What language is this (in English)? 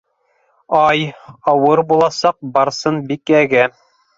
Bashkir